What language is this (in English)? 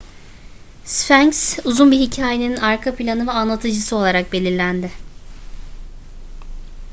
Turkish